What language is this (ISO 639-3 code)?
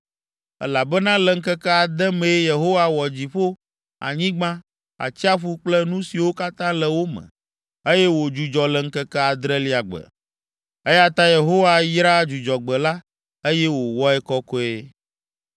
ewe